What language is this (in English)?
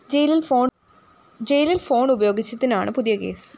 Malayalam